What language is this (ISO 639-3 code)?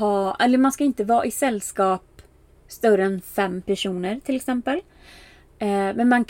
swe